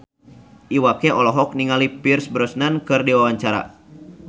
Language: Sundanese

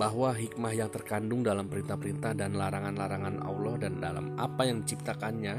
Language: Indonesian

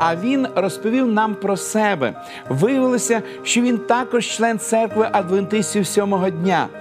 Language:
Ukrainian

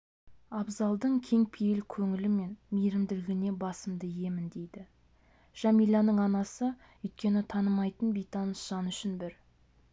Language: Kazakh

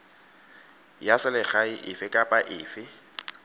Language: Tswana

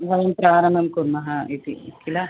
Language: Sanskrit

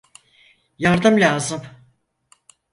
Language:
Turkish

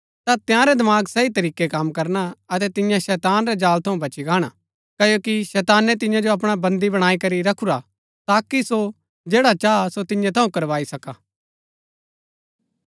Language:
Gaddi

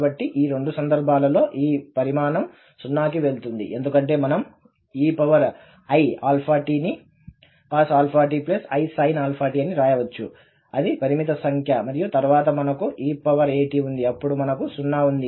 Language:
Telugu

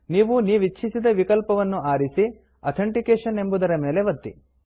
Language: Kannada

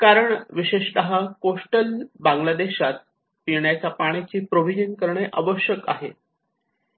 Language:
Marathi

